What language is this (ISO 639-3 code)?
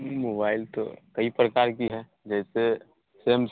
hin